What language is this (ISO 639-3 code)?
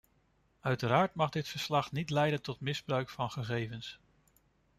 nld